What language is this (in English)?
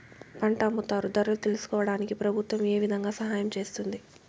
Telugu